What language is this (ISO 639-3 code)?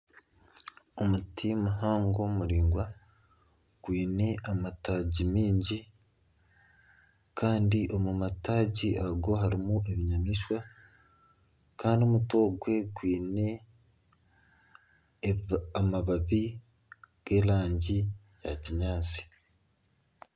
nyn